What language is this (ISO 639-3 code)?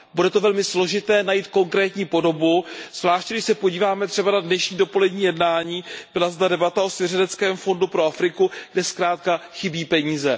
ces